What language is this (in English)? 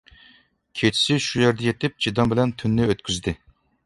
Uyghur